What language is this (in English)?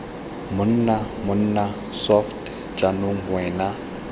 Tswana